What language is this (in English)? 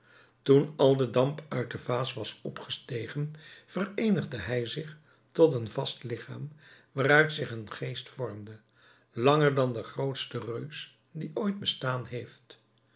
Dutch